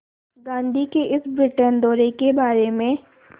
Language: Hindi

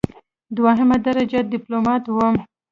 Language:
Pashto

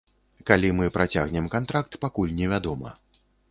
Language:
Belarusian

